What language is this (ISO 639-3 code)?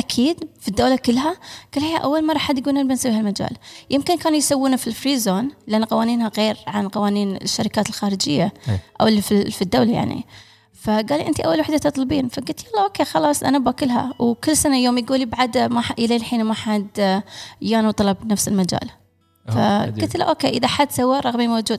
ara